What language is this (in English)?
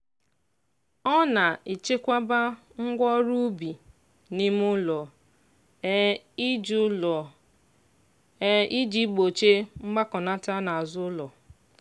Igbo